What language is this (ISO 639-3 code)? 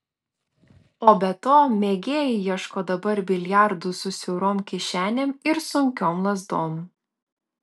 lit